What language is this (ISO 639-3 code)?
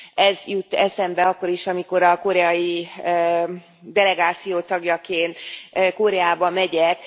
hun